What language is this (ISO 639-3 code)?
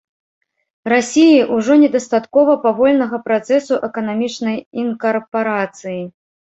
bel